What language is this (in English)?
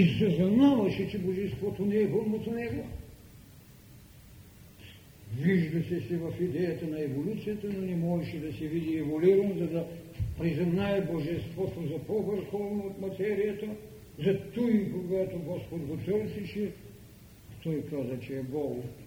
Bulgarian